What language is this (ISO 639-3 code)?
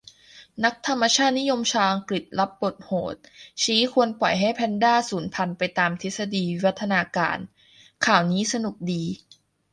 tha